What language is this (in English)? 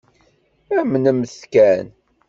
Kabyle